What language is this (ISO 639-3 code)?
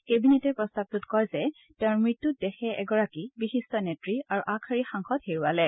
asm